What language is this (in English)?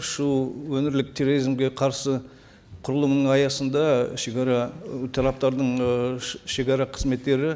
Kazakh